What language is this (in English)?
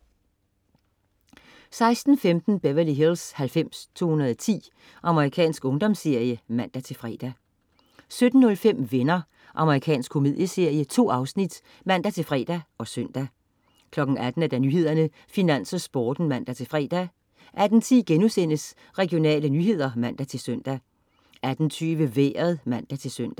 Danish